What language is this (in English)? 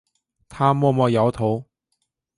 Chinese